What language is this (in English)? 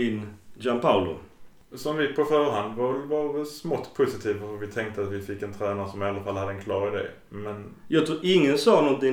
Swedish